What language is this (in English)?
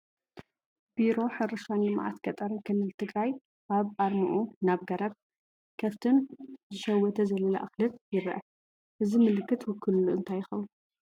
Tigrinya